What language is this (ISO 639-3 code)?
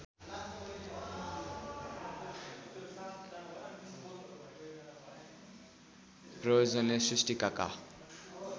nep